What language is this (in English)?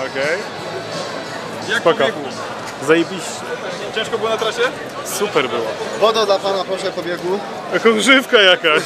Polish